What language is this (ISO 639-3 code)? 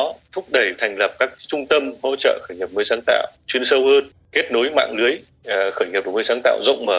vie